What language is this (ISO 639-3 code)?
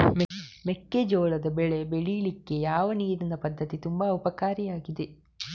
kan